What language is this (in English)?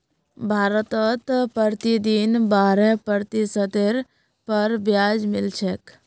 Magahi